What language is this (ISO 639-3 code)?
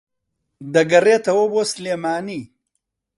ckb